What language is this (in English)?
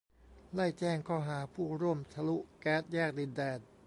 Thai